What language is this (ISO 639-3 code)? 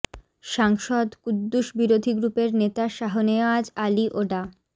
ben